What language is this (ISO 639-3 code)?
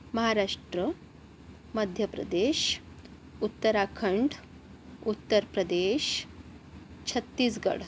mar